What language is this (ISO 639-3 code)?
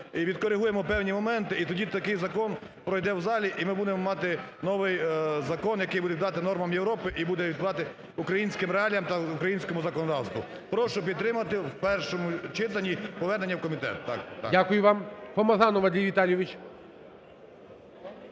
ukr